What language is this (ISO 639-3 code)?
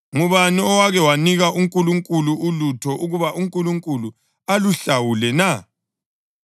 nde